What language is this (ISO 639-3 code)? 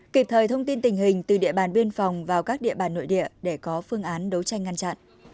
vie